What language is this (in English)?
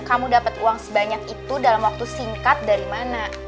Indonesian